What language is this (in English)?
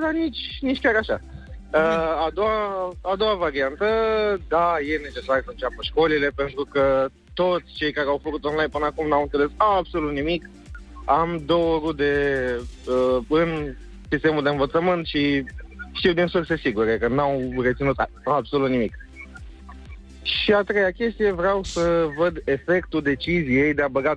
Romanian